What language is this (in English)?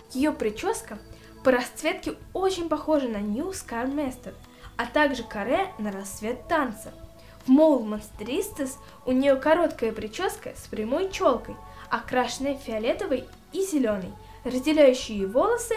Russian